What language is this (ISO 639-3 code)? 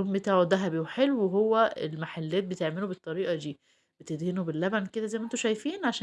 ara